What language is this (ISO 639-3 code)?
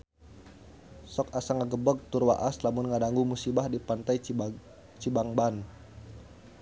sun